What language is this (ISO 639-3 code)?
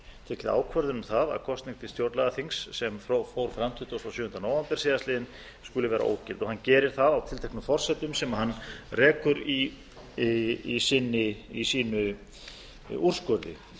isl